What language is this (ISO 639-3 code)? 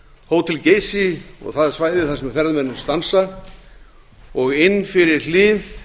isl